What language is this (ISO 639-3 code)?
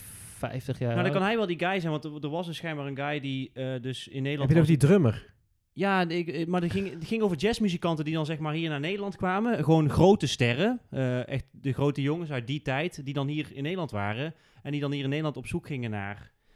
nld